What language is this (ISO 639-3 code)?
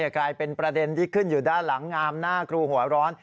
tha